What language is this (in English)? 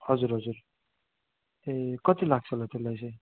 Nepali